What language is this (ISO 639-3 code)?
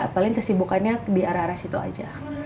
ind